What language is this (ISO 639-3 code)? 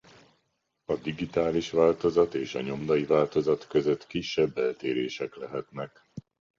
hun